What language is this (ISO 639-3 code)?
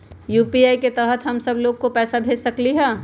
mag